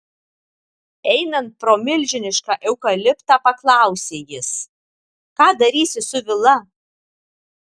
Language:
Lithuanian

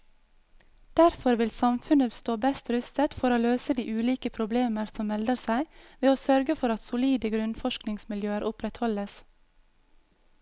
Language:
Norwegian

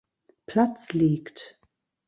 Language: German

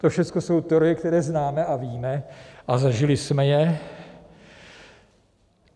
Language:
Czech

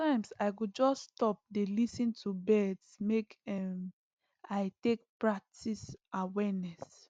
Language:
Nigerian Pidgin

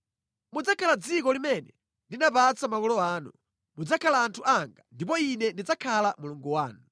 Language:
Nyanja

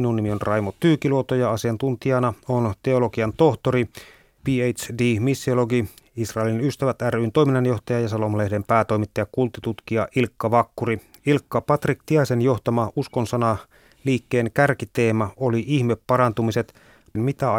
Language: Finnish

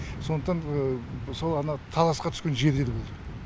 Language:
Kazakh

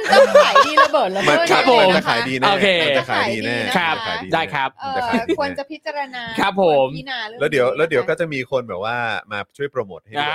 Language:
Thai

